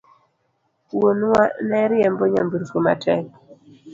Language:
Luo (Kenya and Tanzania)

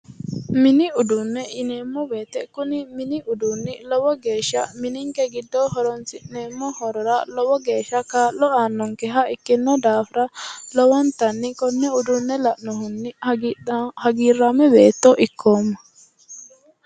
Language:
Sidamo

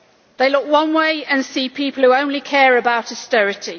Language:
English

